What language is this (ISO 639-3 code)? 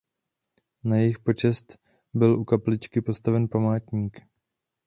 ces